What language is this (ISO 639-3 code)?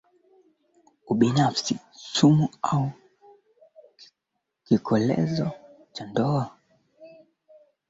swa